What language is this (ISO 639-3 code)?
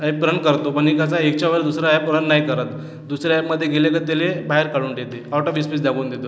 mar